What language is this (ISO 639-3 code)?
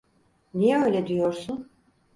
tur